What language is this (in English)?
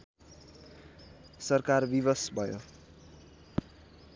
Nepali